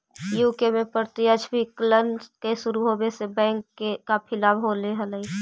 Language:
Magahi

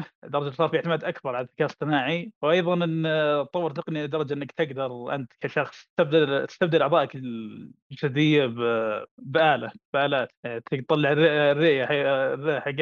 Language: Arabic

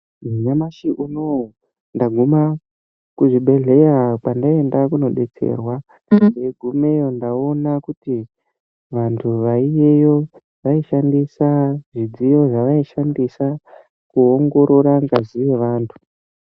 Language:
Ndau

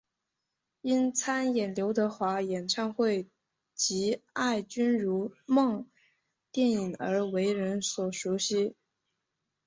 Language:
Chinese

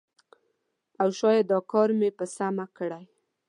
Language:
Pashto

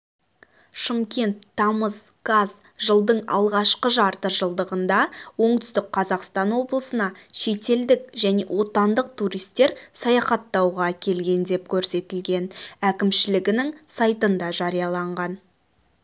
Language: Kazakh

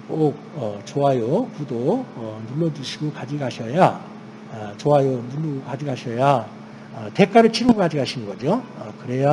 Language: Korean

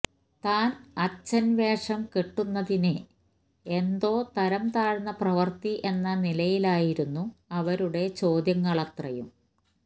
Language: Malayalam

